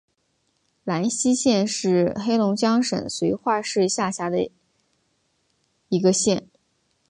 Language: Chinese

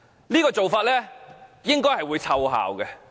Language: Cantonese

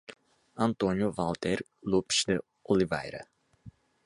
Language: Portuguese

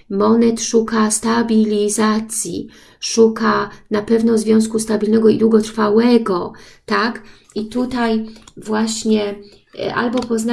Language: Polish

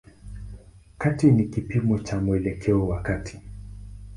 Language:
Swahili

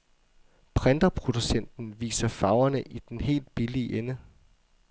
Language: Danish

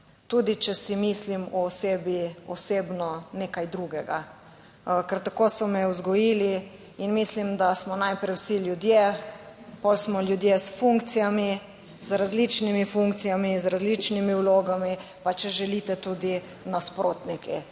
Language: Slovenian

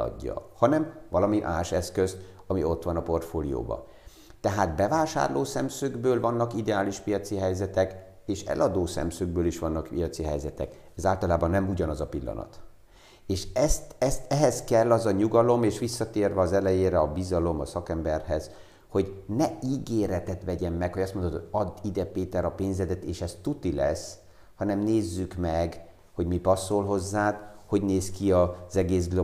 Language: Hungarian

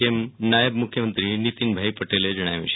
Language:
Gujarati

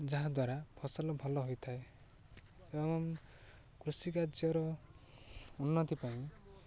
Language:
Odia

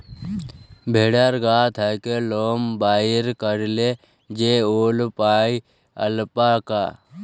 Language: Bangla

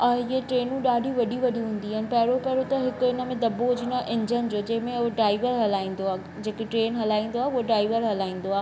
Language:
Sindhi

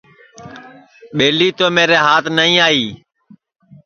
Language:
Sansi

